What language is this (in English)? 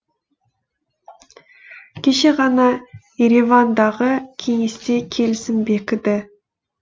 Kazakh